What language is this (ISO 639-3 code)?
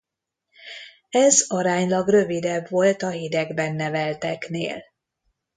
hun